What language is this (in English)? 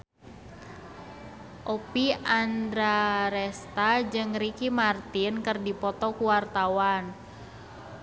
Sundanese